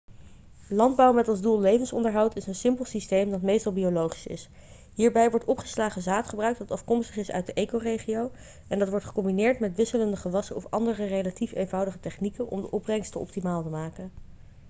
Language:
Dutch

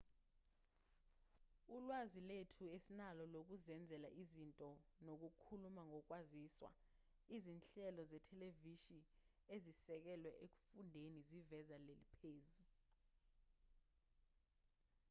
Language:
Zulu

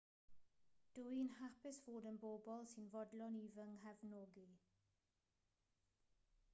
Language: Welsh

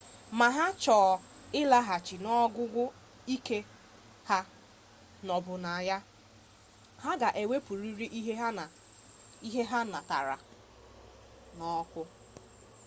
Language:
Igbo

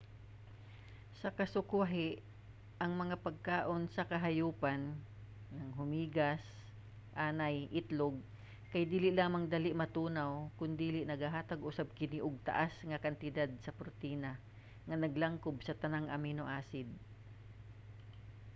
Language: Cebuano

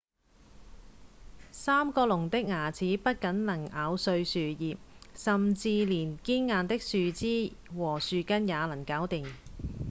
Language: Cantonese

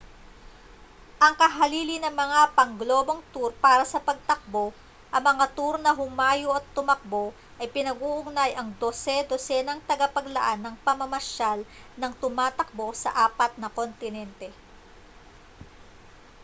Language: Filipino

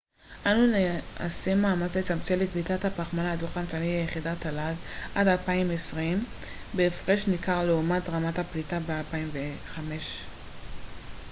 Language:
Hebrew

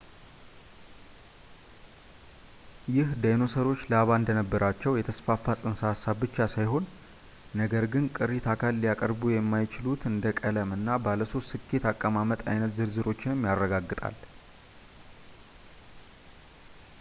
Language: Amharic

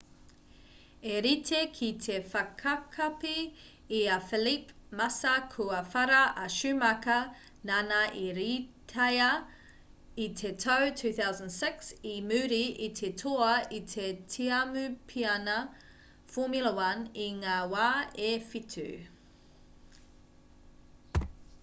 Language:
Māori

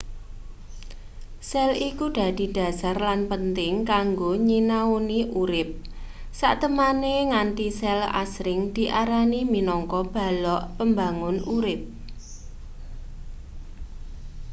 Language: Javanese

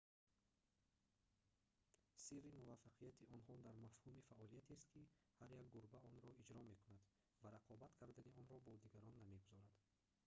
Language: Tajik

